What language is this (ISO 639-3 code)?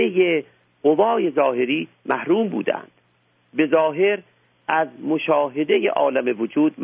fas